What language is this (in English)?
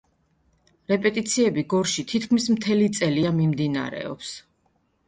Georgian